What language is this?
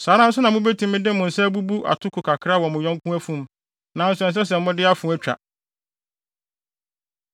Akan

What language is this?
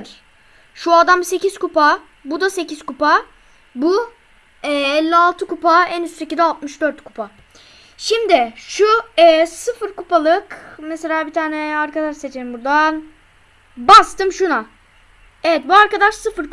Turkish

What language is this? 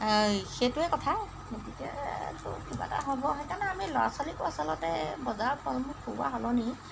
Assamese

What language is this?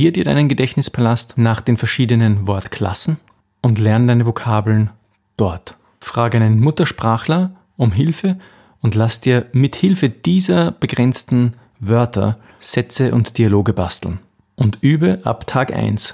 German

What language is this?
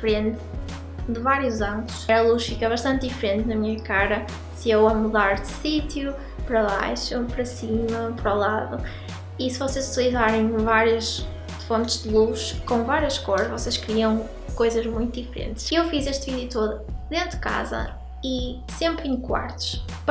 Portuguese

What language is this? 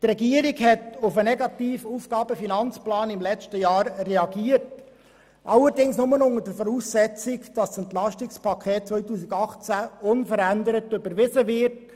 Swiss German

